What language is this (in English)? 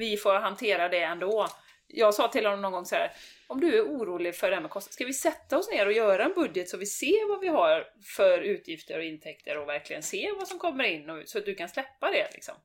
Swedish